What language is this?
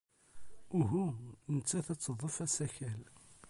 Kabyle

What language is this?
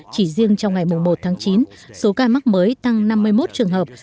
Vietnamese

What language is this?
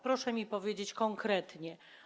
Polish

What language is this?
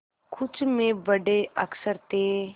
Hindi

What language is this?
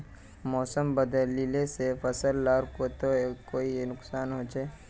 Magahi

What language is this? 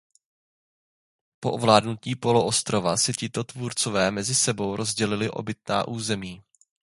Czech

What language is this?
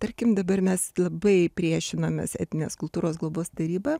Lithuanian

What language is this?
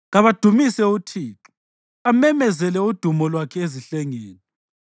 North Ndebele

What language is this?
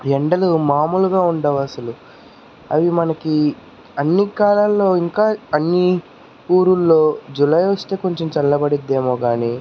Telugu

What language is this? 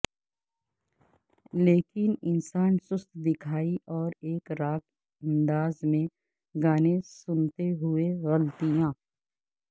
Urdu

